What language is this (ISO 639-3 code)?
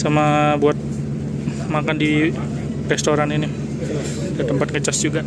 ind